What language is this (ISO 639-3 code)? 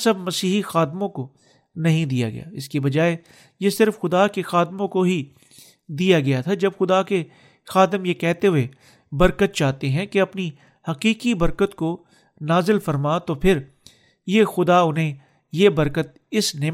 urd